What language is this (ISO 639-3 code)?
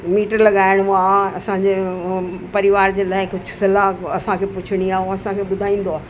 snd